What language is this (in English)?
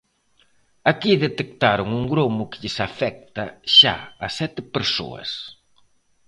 Galician